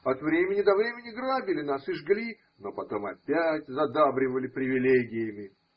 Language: Russian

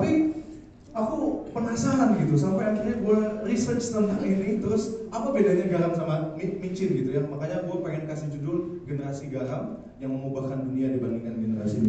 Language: Indonesian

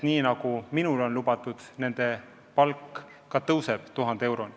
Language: Estonian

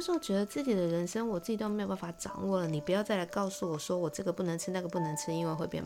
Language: Chinese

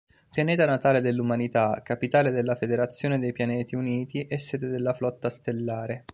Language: Italian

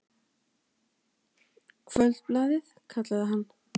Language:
Icelandic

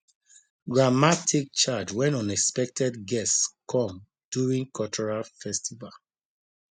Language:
Nigerian Pidgin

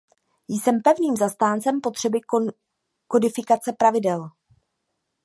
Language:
Czech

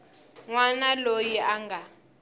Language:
Tsonga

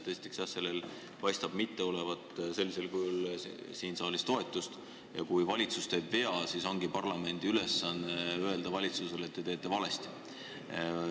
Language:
Estonian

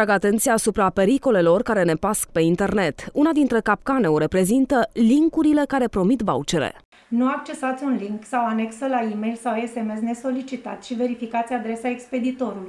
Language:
Romanian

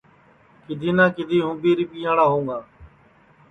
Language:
Sansi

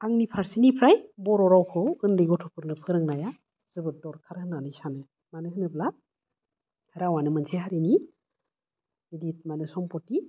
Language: Bodo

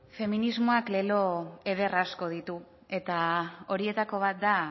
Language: Basque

